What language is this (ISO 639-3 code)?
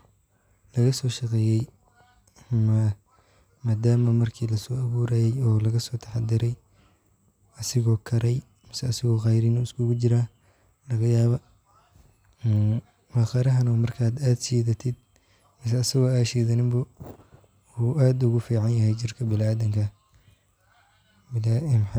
som